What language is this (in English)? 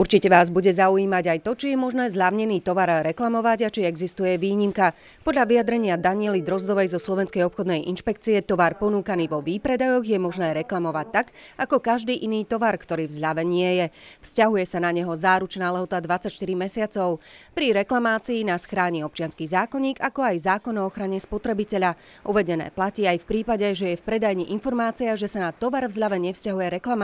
Slovak